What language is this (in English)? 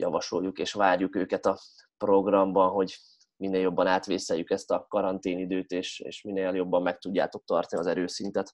Hungarian